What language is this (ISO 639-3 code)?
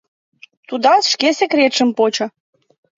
chm